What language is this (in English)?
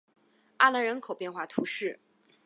Chinese